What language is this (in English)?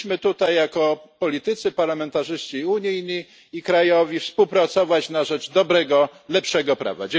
Polish